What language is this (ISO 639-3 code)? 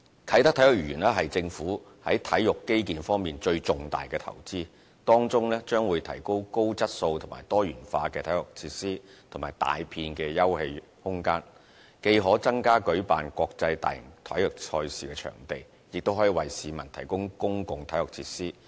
yue